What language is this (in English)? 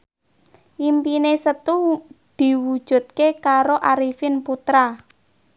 Javanese